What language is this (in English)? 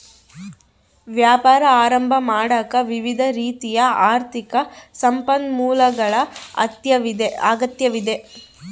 Kannada